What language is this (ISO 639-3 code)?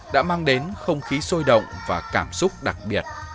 vie